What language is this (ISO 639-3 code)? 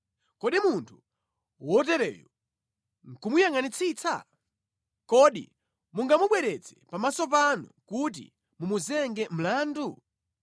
nya